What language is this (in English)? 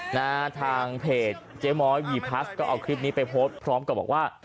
Thai